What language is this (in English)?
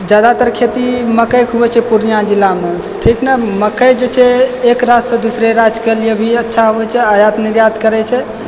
Maithili